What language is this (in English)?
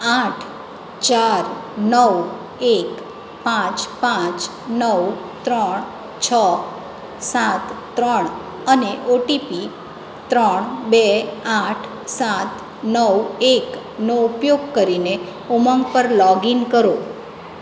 Gujarati